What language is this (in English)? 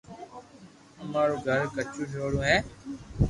Loarki